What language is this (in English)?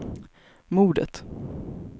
Swedish